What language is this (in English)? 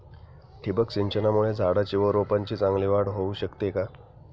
Marathi